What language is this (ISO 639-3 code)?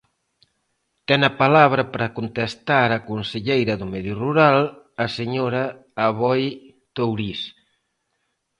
glg